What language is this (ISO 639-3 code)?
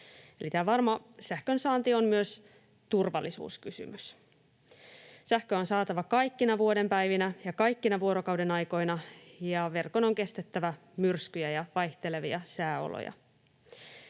fin